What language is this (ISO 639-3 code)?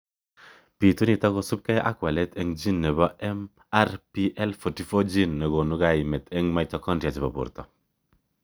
kln